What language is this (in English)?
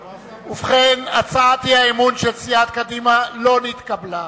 Hebrew